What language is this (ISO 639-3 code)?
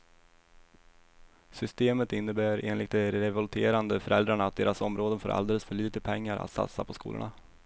swe